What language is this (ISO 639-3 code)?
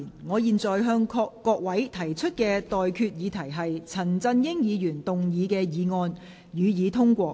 yue